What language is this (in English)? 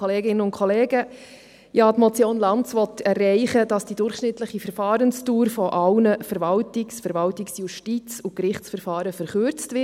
Swiss German